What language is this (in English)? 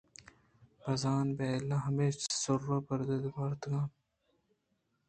Eastern Balochi